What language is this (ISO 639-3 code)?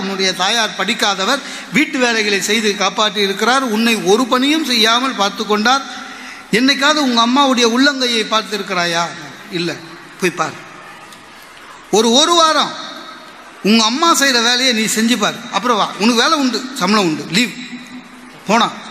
tam